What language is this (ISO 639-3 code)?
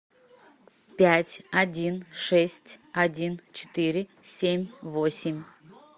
rus